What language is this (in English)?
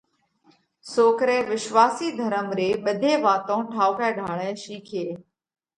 Parkari Koli